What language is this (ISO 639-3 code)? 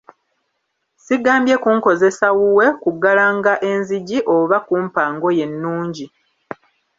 lug